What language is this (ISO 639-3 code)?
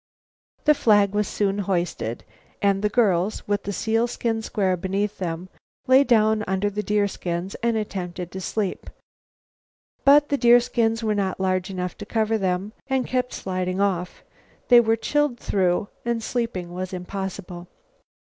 eng